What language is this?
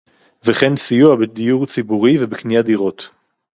Hebrew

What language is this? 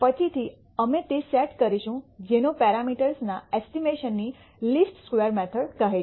Gujarati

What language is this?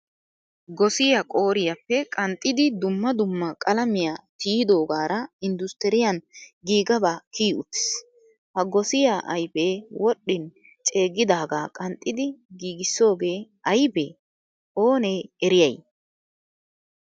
Wolaytta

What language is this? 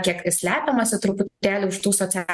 Lithuanian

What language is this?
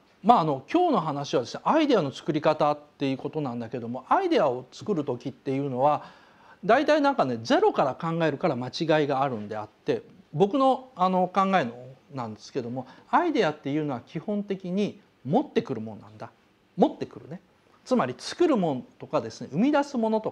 Japanese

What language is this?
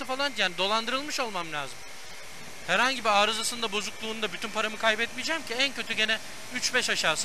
Turkish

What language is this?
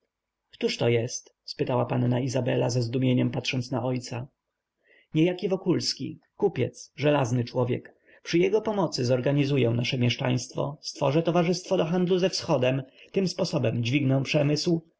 Polish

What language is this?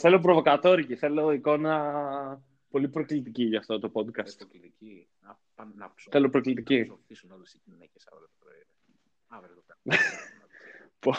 Greek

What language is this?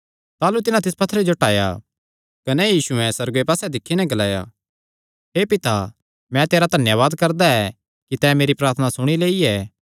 Kangri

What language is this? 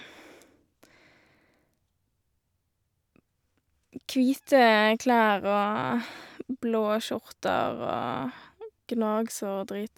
Norwegian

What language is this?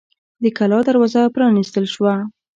Pashto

